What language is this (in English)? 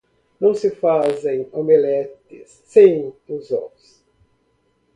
Portuguese